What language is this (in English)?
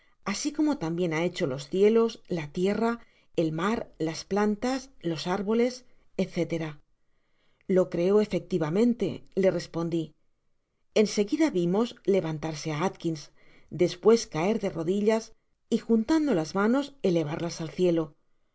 Spanish